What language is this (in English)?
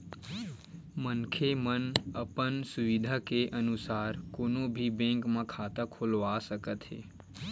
Chhattisgarhi